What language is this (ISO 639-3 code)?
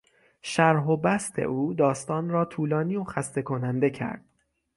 fas